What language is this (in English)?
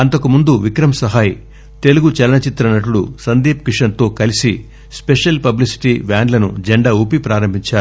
Telugu